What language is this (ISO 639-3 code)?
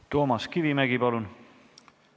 est